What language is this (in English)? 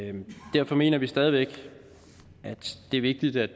Danish